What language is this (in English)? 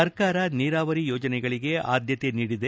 Kannada